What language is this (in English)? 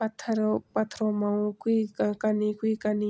Garhwali